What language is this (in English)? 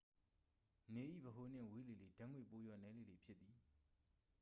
Burmese